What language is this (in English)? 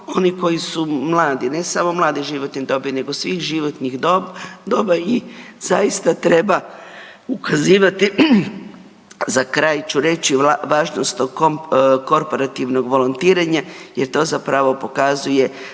Croatian